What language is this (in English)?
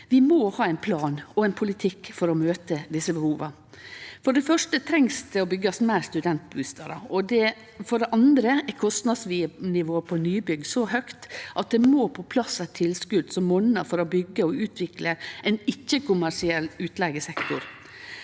Norwegian